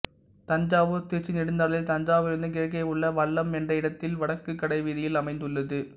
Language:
Tamil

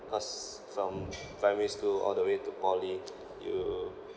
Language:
English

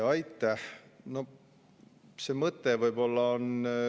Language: Estonian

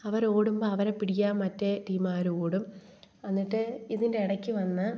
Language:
Malayalam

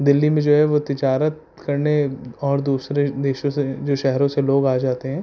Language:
Urdu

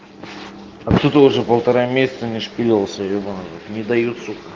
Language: Russian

